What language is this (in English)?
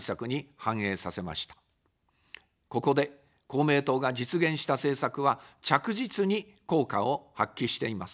Japanese